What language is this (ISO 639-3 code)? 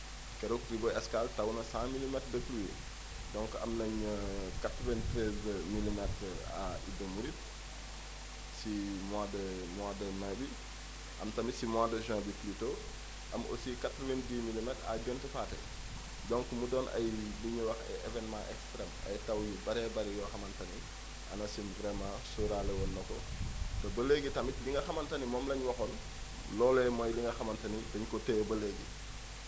wol